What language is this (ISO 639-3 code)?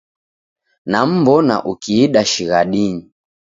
dav